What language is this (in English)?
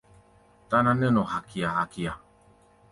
Gbaya